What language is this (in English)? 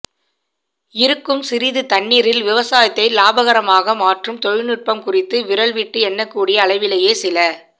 Tamil